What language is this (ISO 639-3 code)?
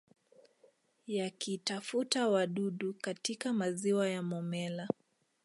swa